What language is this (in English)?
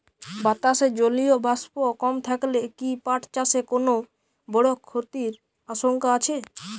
Bangla